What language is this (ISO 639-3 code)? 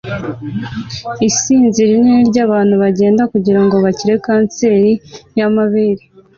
kin